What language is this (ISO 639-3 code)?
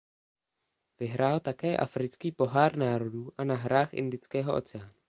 ces